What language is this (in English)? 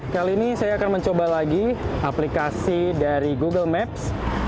Indonesian